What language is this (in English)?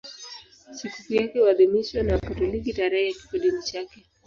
Swahili